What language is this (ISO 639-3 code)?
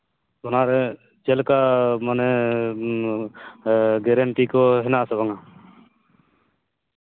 sat